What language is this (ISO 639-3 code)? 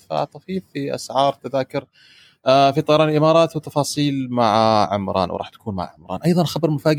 ara